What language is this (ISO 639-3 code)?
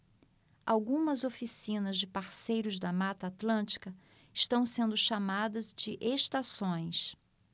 por